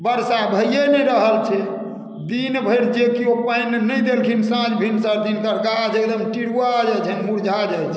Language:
Maithili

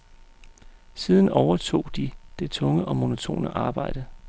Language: Danish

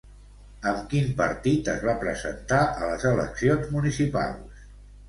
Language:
Catalan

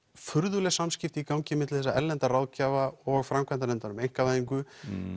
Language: Icelandic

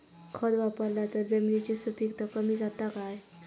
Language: Marathi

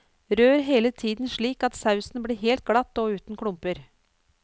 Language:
Norwegian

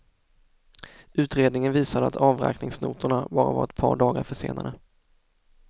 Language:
Swedish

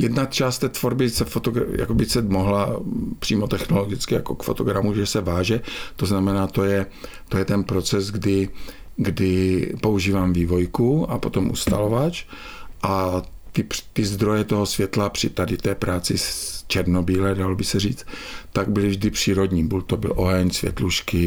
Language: Czech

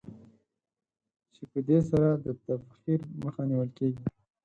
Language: Pashto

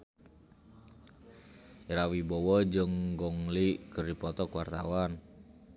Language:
Sundanese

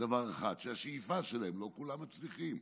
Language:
Hebrew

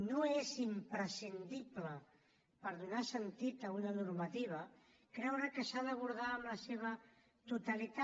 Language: Catalan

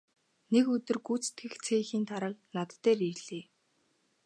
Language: Mongolian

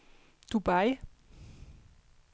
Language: Danish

